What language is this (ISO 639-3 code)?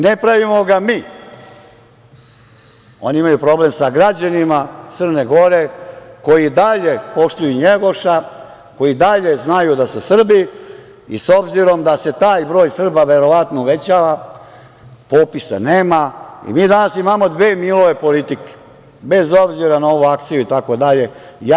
srp